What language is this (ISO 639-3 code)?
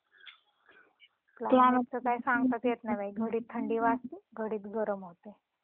mar